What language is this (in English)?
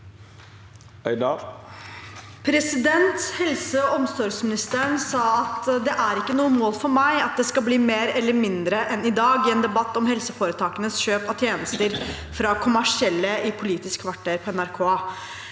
Norwegian